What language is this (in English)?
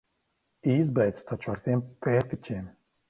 Latvian